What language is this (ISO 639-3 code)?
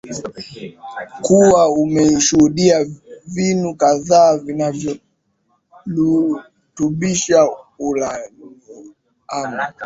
swa